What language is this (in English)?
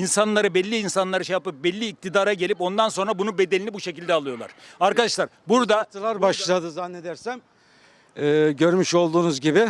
Turkish